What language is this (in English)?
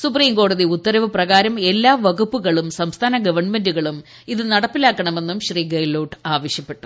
Malayalam